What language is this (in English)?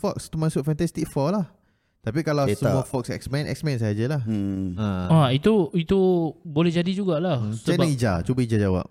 Malay